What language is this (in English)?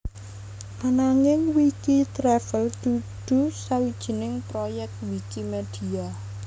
Javanese